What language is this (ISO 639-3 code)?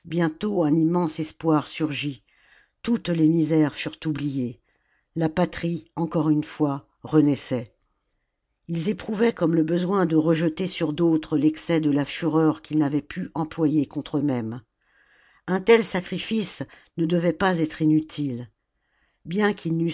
fra